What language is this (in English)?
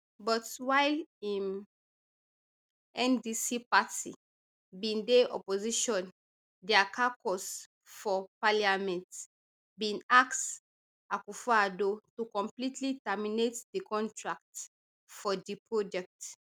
Nigerian Pidgin